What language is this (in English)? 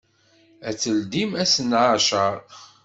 Kabyle